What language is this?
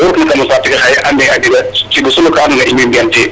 Serer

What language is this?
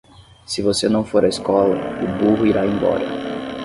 Portuguese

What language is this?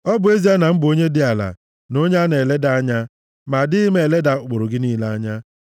Igbo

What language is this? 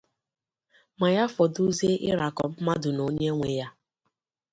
Igbo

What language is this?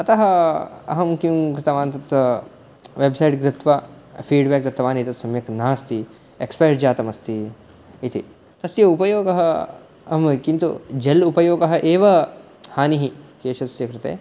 Sanskrit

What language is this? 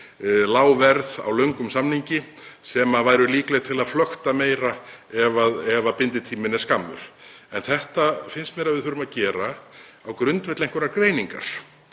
Icelandic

